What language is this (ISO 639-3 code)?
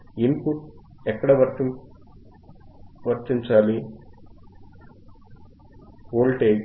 tel